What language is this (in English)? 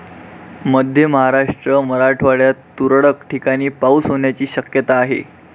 Marathi